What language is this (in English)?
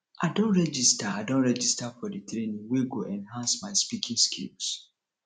Nigerian Pidgin